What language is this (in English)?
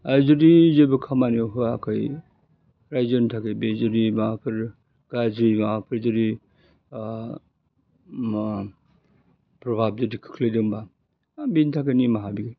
Bodo